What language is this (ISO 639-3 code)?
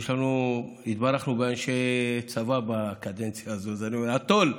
heb